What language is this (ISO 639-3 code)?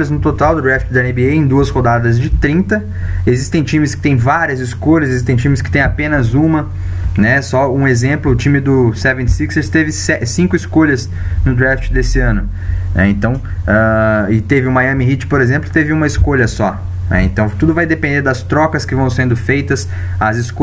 por